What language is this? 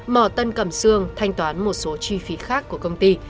Vietnamese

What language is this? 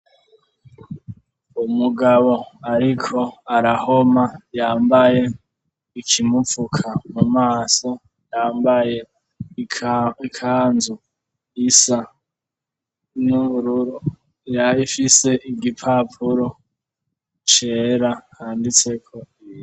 Rundi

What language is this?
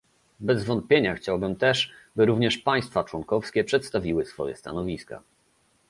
Polish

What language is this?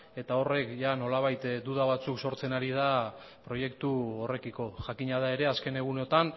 Basque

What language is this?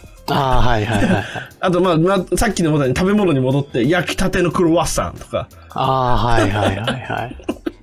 Japanese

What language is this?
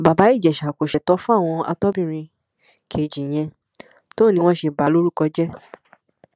Yoruba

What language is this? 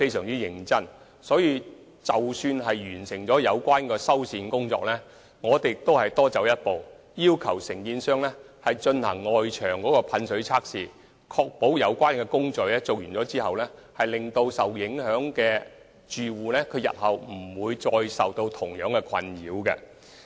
Cantonese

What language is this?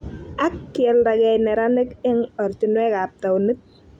Kalenjin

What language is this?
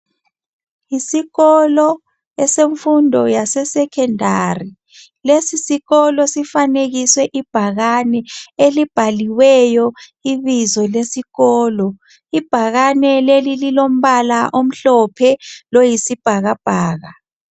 North Ndebele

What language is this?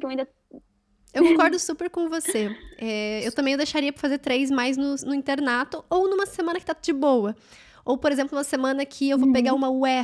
Portuguese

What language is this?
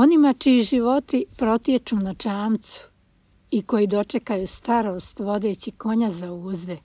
Croatian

